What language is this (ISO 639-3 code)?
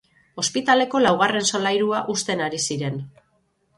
eus